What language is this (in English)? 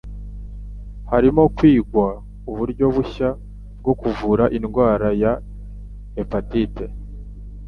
Kinyarwanda